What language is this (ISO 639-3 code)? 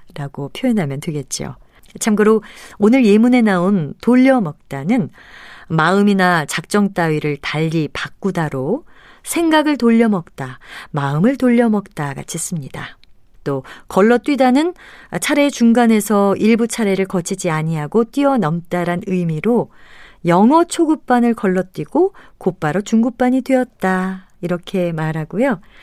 kor